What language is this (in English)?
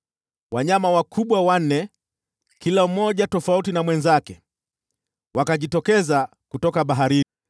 Swahili